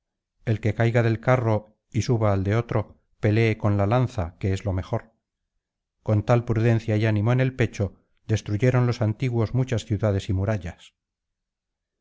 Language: Spanish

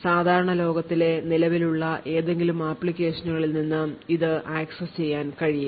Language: Malayalam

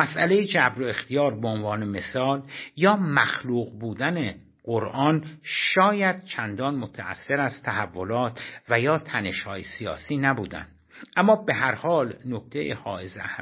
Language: Persian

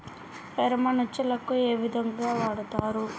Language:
Telugu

